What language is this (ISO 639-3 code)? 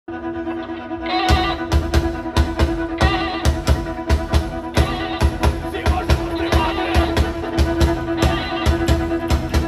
ukr